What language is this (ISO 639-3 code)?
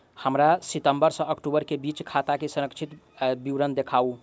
mai